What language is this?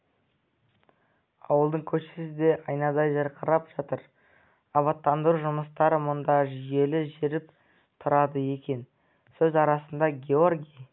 Kazakh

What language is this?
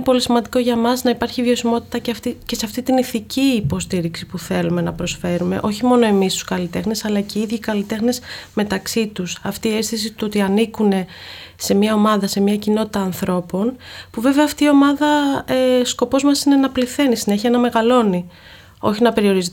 Greek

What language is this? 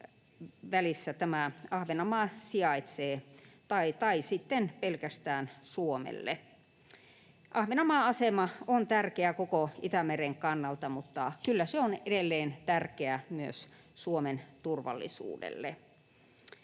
Finnish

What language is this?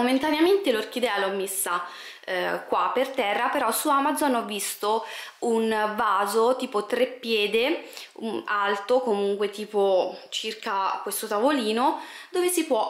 Italian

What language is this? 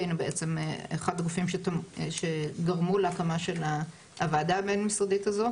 Hebrew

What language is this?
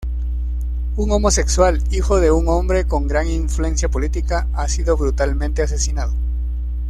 Spanish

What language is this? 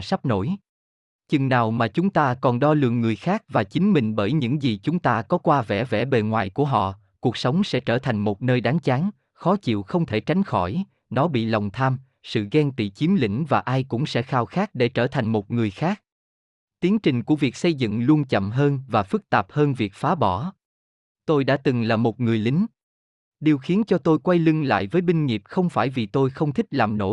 Vietnamese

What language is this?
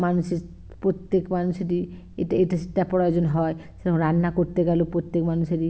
Bangla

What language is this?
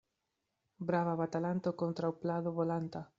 Esperanto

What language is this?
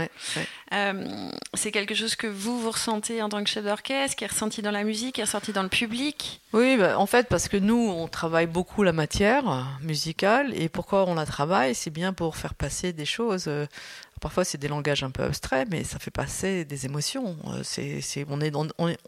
French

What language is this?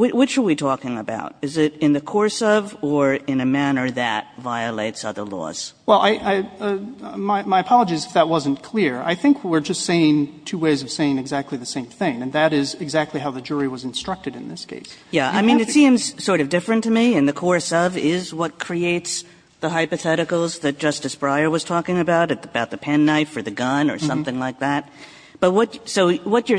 English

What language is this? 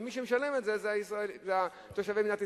Hebrew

